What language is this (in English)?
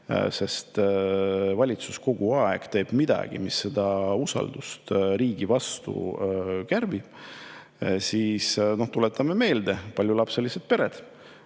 Estonian